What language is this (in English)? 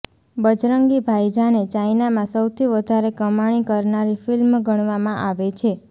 Gujarati